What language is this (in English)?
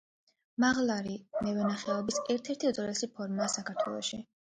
Georgian